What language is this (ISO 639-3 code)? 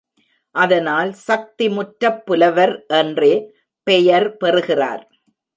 tam